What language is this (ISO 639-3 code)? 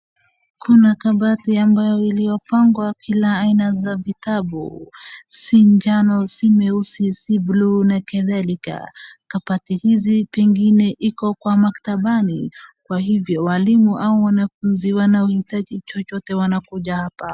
swa